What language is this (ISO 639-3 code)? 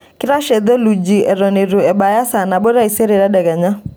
mas